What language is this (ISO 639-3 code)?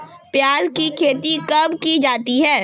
hin